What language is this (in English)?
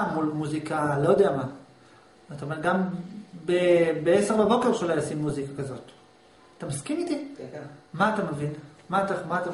Hebrew